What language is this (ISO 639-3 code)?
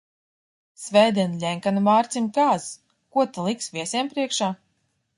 lav